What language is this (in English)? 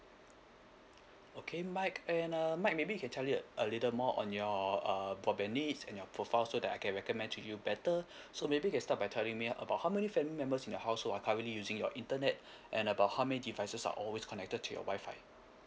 English